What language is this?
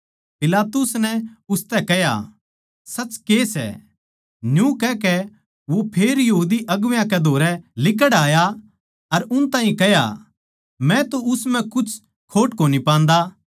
Haryanvi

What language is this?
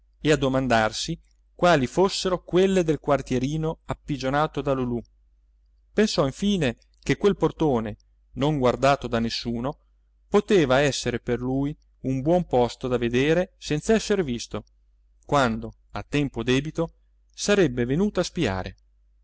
Italian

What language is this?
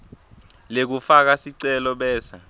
Swati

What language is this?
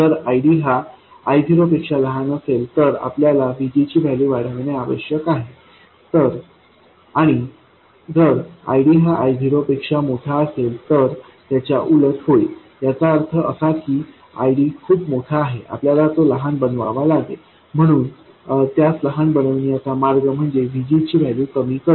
Marathi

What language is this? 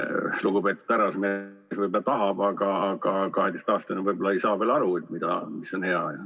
Estonian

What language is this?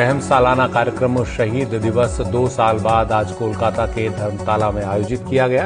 Hindi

